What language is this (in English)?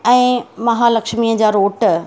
Sindhi